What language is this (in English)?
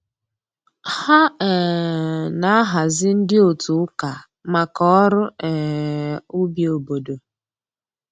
Igbo